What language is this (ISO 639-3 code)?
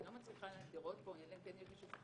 heb